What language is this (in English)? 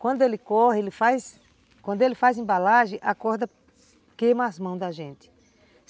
Portuguese